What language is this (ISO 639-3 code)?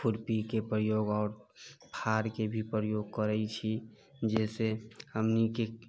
mai